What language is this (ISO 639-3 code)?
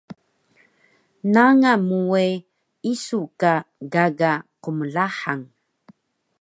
trv